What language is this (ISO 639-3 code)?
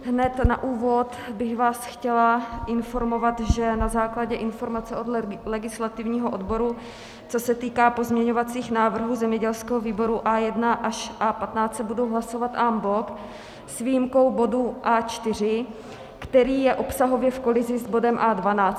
ces